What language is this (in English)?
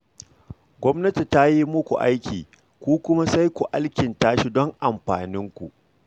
Hausa